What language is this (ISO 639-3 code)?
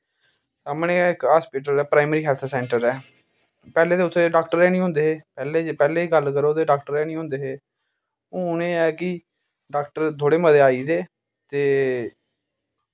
doi